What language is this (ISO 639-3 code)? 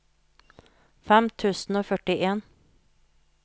nor